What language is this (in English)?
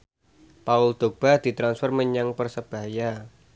Javanese